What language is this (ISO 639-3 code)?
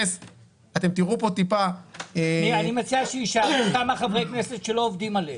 heb